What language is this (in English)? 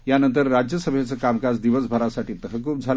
Marathi